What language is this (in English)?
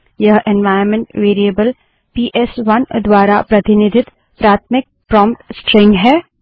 Hindi